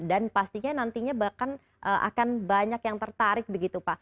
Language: Indonesian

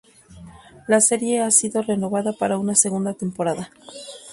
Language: Spanish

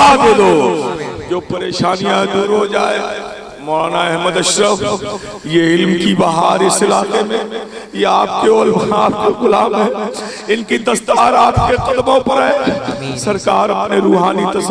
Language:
Urdu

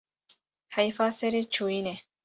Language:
Kurdish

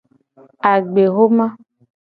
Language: Gen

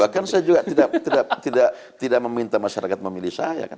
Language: Indonesian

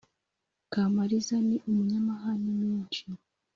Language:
Kinyarwanda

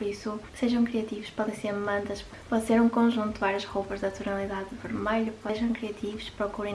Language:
Portuguese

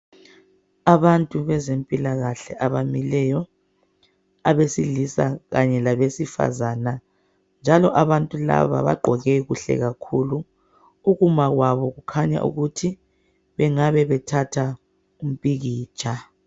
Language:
North Ndebele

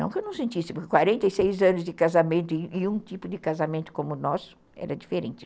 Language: Portuguese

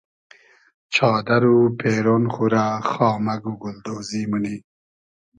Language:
Hazaragi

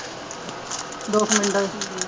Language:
Punjabi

